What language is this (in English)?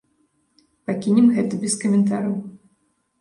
Belarusian